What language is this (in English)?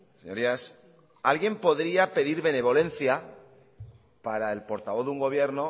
Spanish